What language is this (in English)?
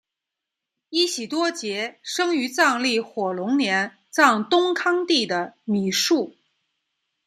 Chinese